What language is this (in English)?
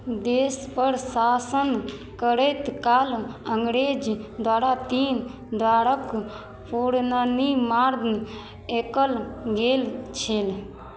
Maithili